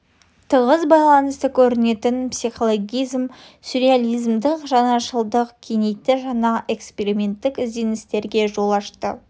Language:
Kazakh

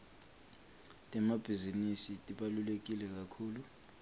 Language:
Swati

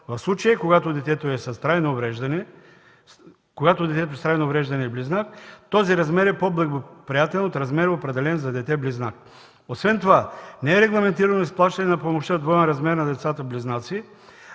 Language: Bulgarian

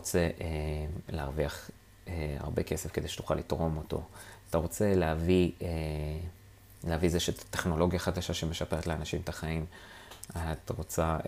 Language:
Hebrew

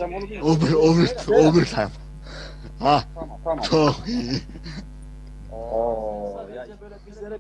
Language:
Turkish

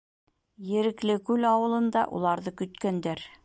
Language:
Bashkir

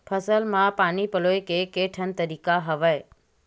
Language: Chhattisgarhi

